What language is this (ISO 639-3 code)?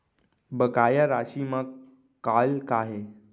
hne